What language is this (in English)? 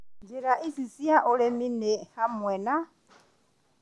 Kikuyu